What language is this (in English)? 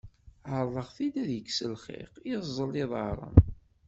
Kabyle